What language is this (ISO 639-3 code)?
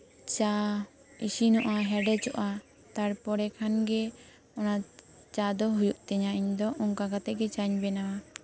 sat